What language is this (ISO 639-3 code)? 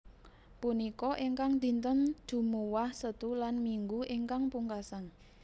jav